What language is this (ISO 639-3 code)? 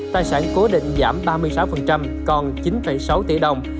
vie